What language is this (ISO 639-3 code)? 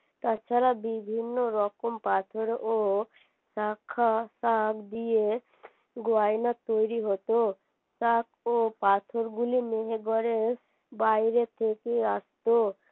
ben